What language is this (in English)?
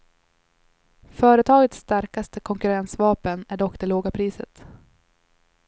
Swedish